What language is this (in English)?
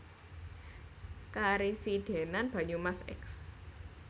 Javanese